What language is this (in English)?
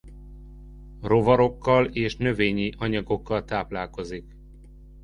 Hungarian